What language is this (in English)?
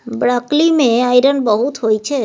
Maithili